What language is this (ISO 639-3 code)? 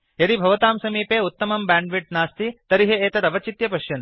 san